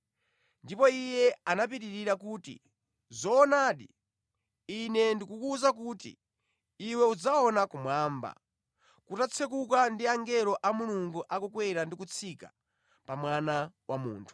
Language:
Nyanja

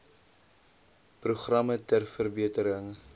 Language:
Afrikaans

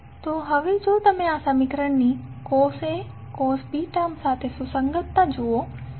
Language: Gujarati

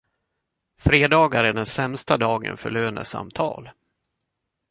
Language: Swedish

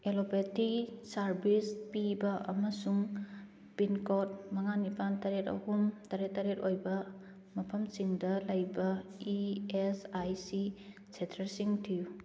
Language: Manipuri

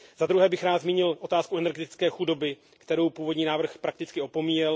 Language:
Czech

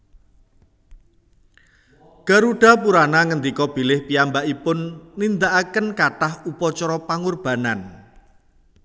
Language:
Javanese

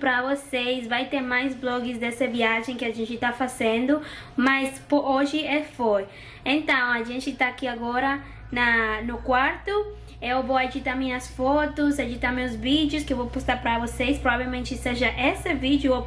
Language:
Portuguese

